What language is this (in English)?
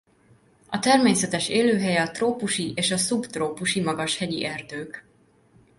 Hungarian